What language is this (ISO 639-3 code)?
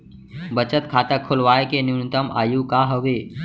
hne